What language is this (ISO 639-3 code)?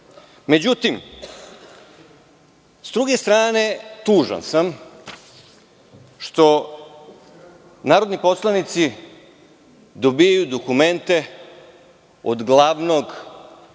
srp